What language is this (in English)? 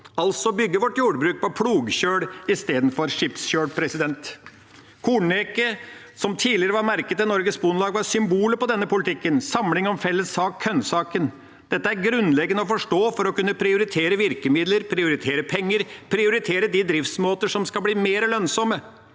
Norwegian